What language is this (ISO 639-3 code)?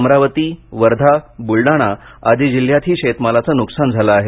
mar